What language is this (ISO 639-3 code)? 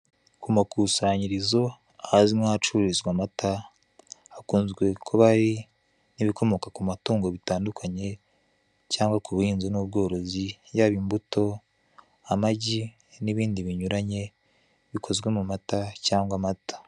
kin